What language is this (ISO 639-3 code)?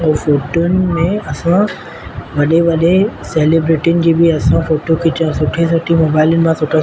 snd